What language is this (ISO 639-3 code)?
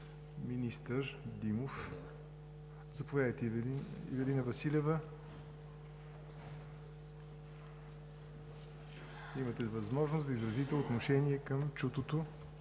bul